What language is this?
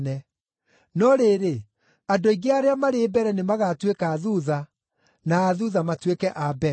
Kikuyu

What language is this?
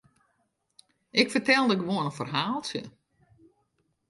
Western Frisian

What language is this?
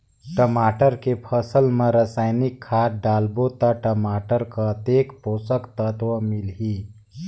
Chhattisgarhi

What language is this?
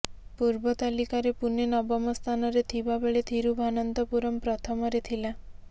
Odia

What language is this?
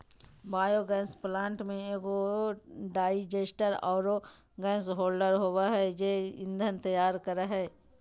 Magahi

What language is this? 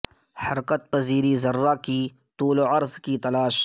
Urdu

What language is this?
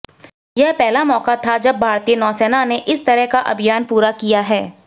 Hindi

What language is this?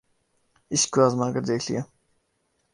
Urdu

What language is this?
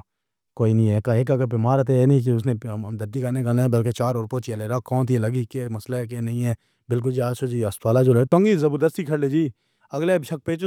Pahari-Potwari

